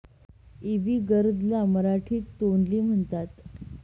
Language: Marathi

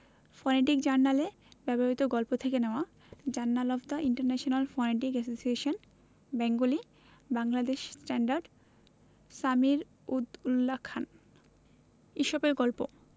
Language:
Bangla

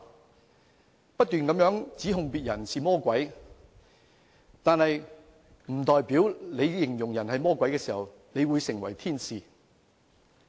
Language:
Cantonese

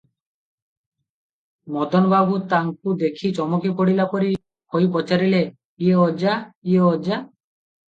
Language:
Odia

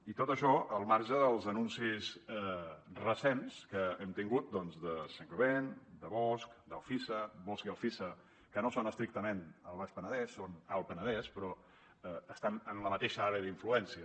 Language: Catalan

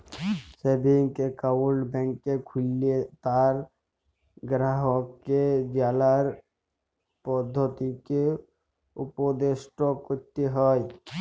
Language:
Bangla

